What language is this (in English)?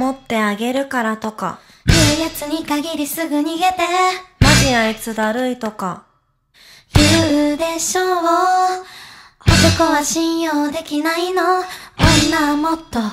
Korean